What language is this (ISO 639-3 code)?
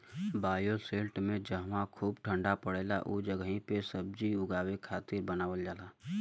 bho